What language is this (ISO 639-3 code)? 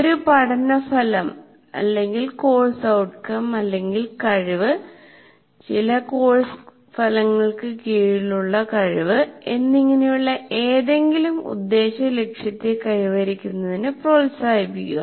mal